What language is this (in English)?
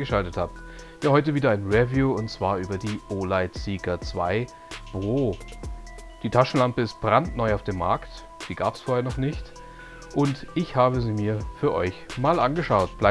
German